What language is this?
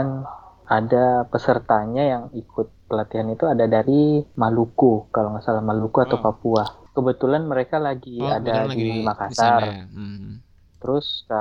Indonesian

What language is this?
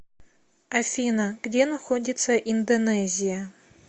Russian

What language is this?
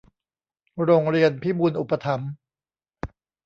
Thai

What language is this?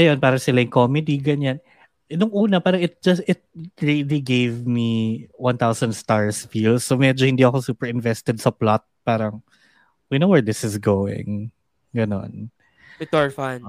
Filipino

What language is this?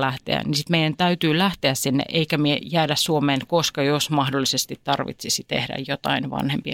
Finnish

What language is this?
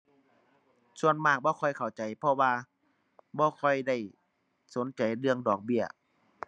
Thai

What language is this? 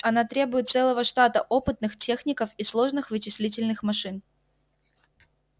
Russian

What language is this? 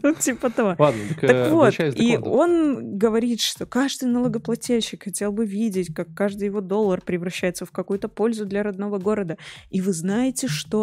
Russian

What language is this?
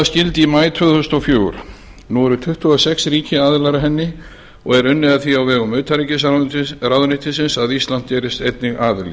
Icelandic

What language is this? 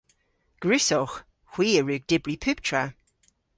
Cornish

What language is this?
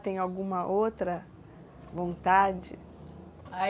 Portuguese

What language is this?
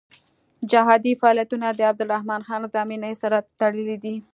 Pashto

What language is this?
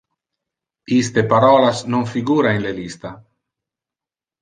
Interlingua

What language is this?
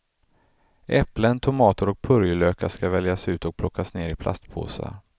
Swedish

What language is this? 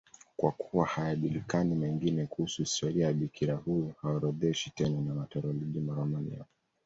Swahili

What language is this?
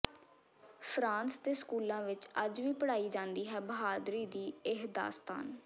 Punjabi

